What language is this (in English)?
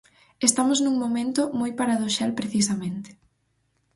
Galician